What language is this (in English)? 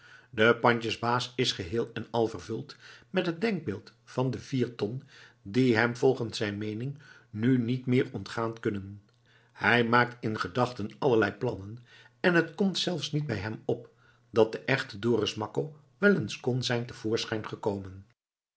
Dutch